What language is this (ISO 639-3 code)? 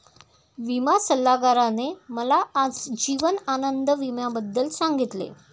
mar